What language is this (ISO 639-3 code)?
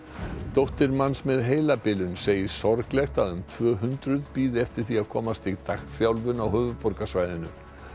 isl